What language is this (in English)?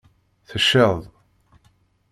Kabyle